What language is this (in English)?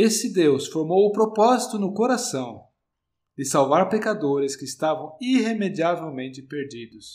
Portuguese